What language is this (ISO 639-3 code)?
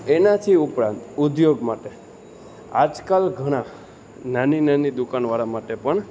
guj